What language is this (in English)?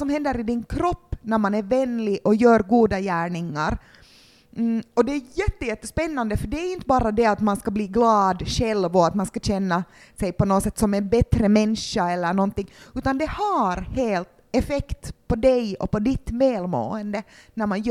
Swedish